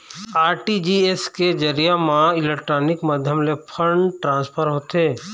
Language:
Chhattisgarhi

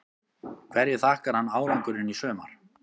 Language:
Icelandic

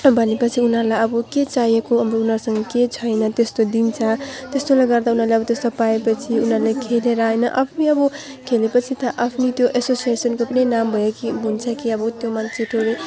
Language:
Nepali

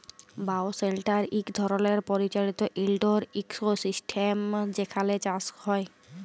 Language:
Bangla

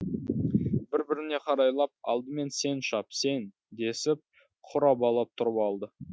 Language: Kazakh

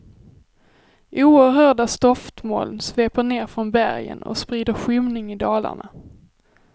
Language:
Swedish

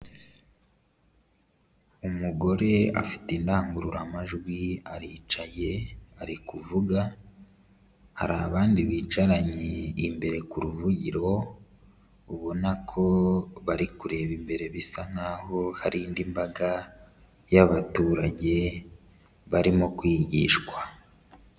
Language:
Kinyarwanda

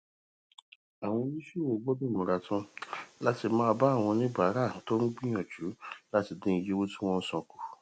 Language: Yoruba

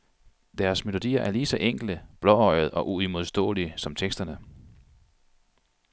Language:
Danish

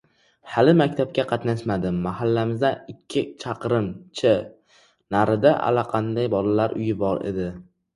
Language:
Uzbek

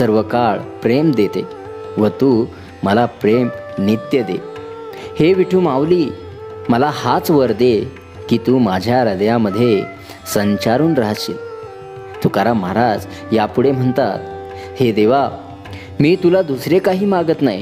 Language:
Marathi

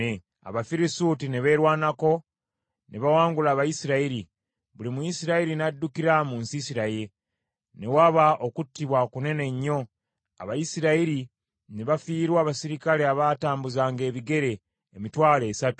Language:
Ganda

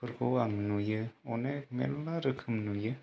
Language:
Bodo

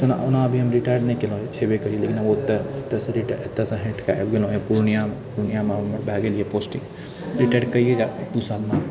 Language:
Maithili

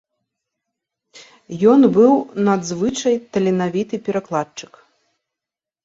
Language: Belarusian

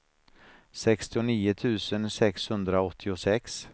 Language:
Swedish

